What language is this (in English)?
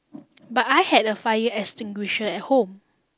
English